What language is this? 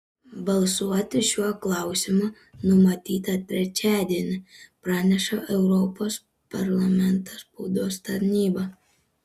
Lithuanian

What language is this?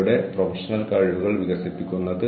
Malayalam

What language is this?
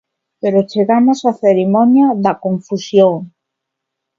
Galician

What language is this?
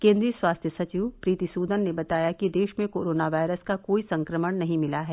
Hindi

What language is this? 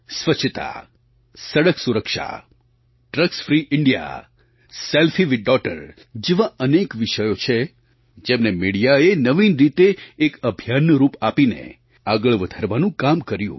Gujarati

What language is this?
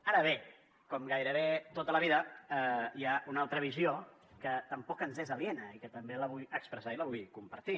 Catalan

